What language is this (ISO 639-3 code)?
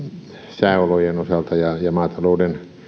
fin